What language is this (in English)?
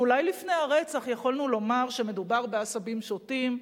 Hebrew